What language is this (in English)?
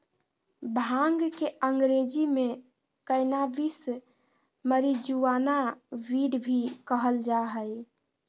Magahi